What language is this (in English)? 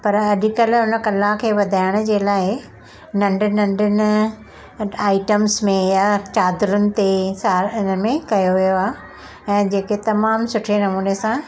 Sindhi